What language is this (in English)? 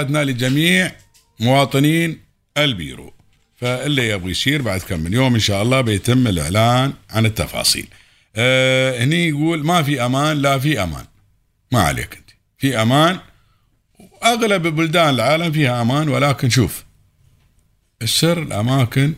Arabic